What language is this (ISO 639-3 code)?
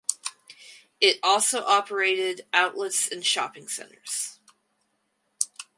eng